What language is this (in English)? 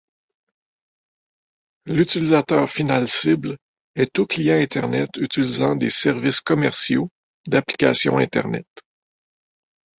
French